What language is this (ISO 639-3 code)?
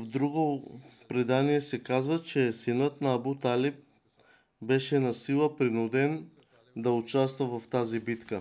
bul